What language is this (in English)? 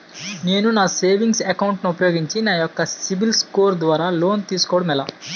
Telugu